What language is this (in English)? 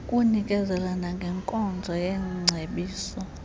Xhosa